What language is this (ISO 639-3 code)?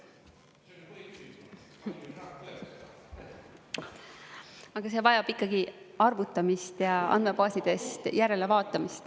est